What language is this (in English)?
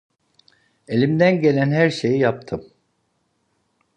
Turkish